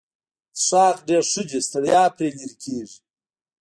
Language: Pashto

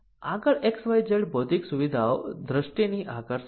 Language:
Gujarati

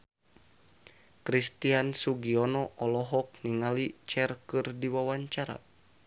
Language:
Sundanese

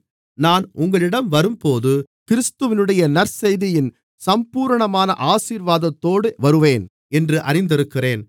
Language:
Tamil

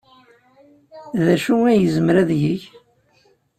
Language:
Kabyle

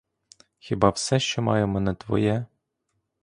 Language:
Ukrainian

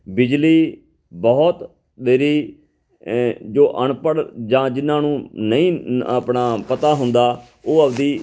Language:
Punjabi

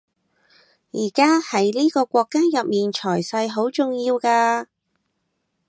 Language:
Cantonese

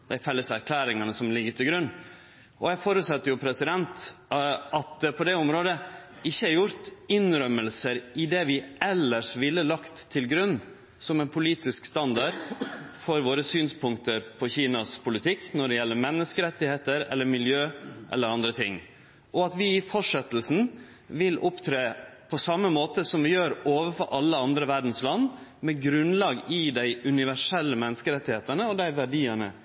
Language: Norwegian Nynorsk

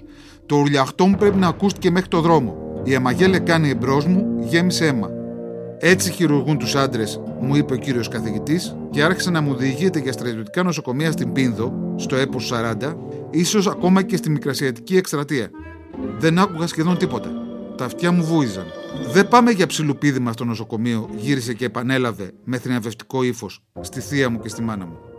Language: Greek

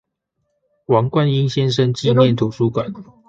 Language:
Chinese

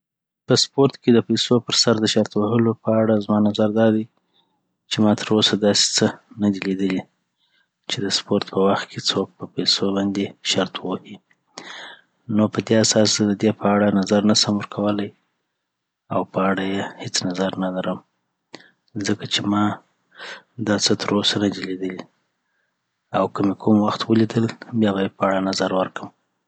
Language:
Southern Pashto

